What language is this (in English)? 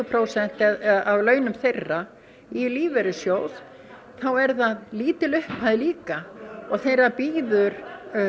Icelandic